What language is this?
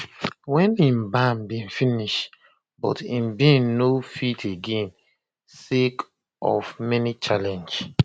Nigerian Pidgin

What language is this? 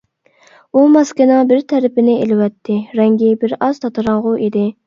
Uyghur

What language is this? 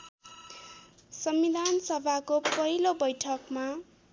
Nepali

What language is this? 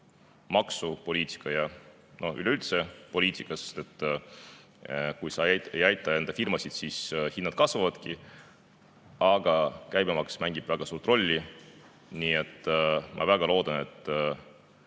Estonian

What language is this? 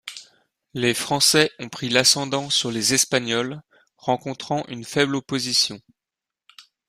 French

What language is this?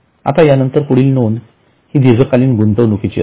Marathi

